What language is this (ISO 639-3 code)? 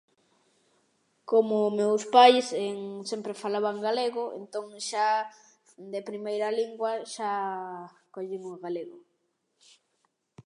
glg